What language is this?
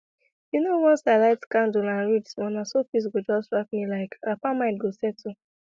Nigerian Pidgin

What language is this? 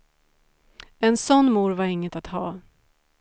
Swedish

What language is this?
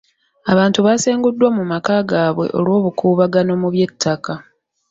Ganda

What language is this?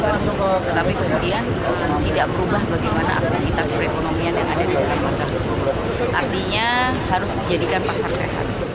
Indonesian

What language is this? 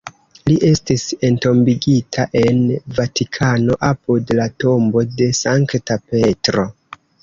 Esperanto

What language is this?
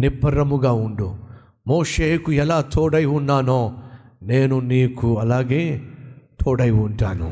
Telugu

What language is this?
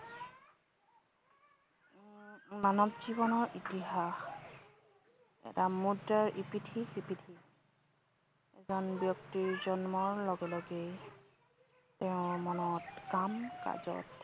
Assamese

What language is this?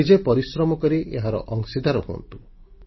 Odia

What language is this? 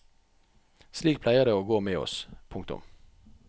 Norwegian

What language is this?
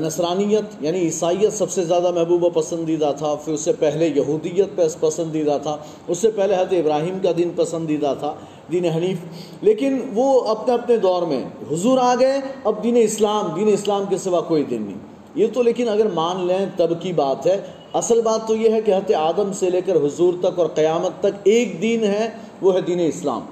Urdu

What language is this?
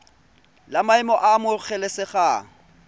Tswana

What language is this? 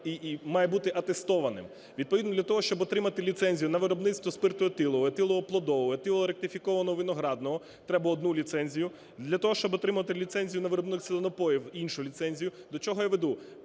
Ukrainian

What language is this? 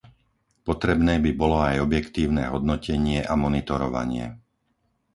Slovak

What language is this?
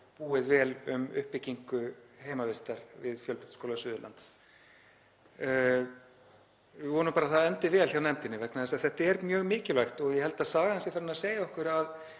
Icelandic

